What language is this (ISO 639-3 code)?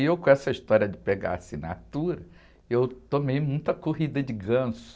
por